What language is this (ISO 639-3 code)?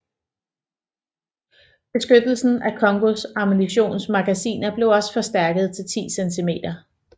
dan